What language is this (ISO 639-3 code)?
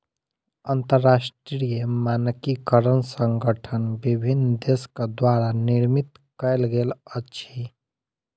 mai